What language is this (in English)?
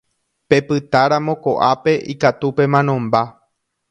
Guarani